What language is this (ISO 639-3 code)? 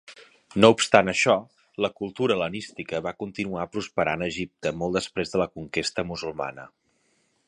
cat